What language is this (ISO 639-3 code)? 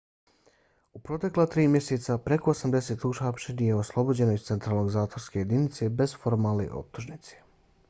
bos